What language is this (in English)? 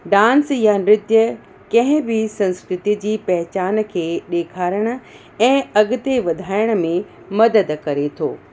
Sindhi